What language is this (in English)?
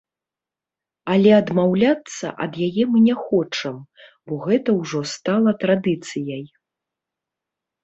Belarusian